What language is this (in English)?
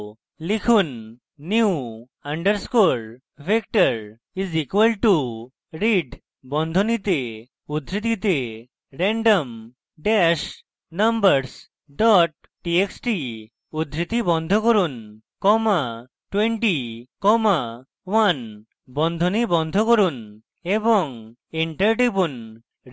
Bangla